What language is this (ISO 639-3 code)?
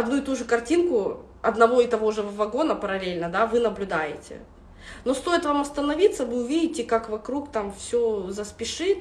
rus